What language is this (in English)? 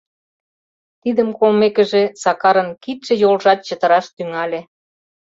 Mari